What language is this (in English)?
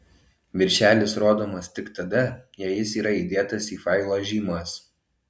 Lithuanian